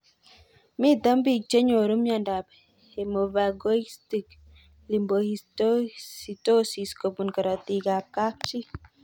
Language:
Kalenjin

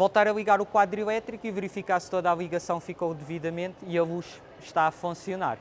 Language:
Portuguese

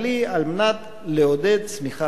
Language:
Hebrew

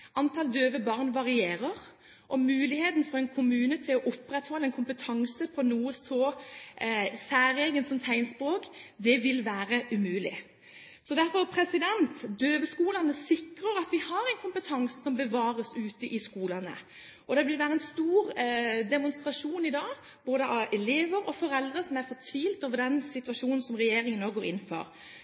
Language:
Norwegian Bokmål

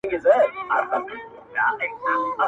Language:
Pashto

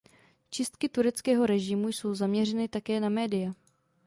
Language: Czech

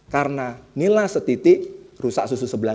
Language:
Indonesian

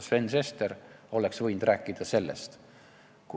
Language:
Estonian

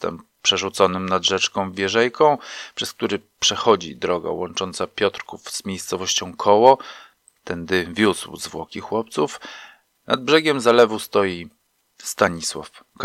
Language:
Polish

